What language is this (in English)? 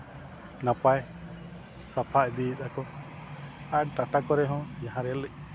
Santali